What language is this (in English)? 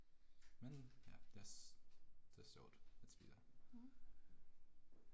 Danish